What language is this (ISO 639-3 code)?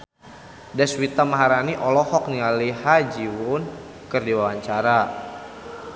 sun